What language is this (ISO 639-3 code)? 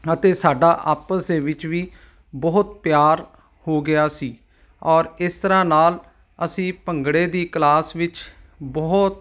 pan